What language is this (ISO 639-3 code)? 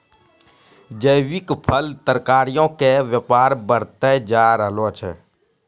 mai